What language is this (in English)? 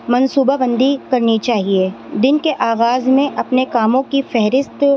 Urdu